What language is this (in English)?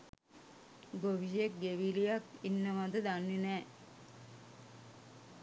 Sinhala